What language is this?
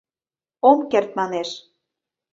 Mari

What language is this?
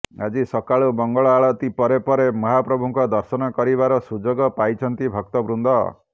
Odia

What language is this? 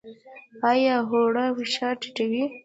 Pashto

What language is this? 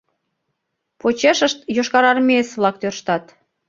Mari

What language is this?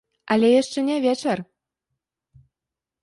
Belarusian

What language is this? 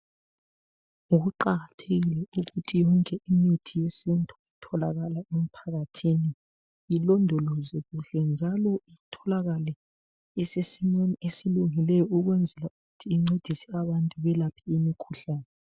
North Ndebele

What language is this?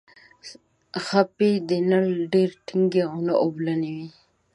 Pashto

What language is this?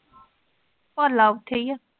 Punjabi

